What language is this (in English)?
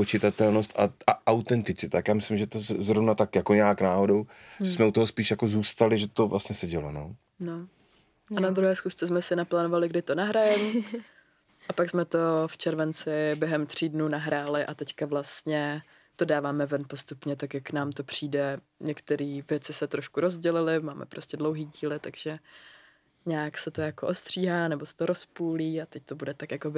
Czech